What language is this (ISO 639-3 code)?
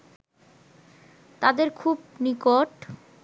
ben